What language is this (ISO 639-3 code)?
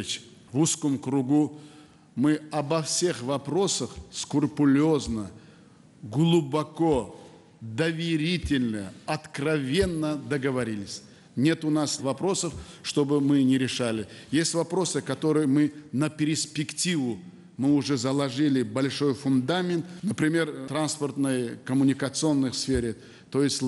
rus